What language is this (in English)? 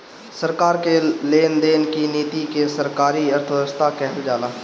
Bhojpuri